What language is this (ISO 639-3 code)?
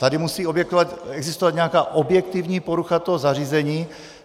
ces